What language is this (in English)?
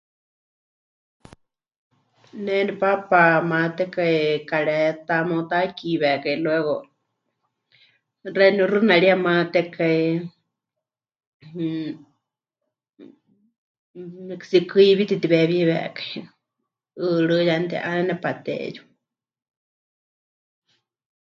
Huichol